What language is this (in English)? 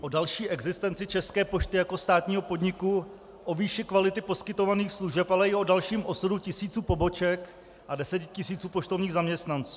Czech